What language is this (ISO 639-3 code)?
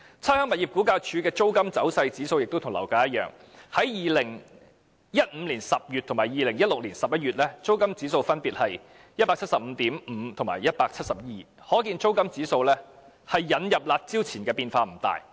yue